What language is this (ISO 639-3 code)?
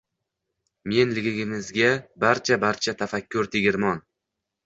uzb